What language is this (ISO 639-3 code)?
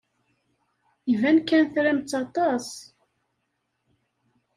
kab